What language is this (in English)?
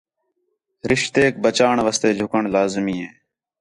Khetrani